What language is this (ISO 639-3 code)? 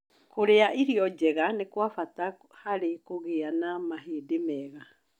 kik